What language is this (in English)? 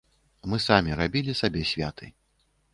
Belarusian